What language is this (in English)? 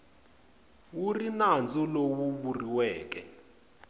Tsonga